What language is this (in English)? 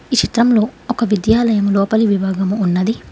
Telugu